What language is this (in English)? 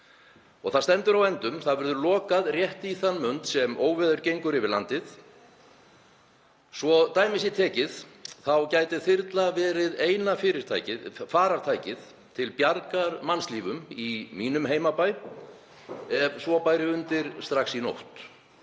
Icelandic